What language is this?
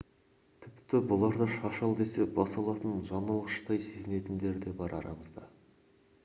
Kazakh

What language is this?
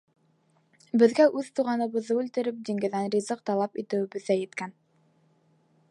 Bashkir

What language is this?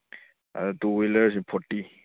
Manipuri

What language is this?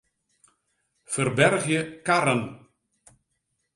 Western Frisian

